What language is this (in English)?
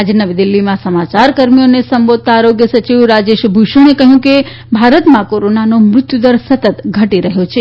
Gujarati